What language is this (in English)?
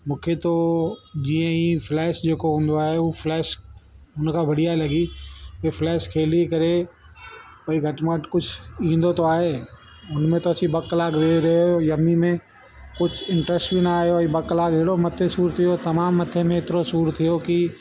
Sindhi